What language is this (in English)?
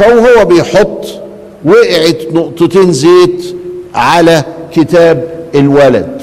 Arabic